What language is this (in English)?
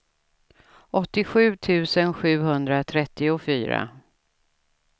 Swedish